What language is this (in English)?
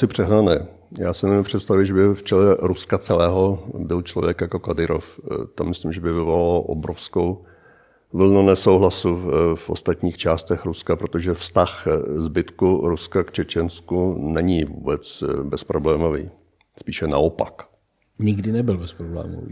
Czech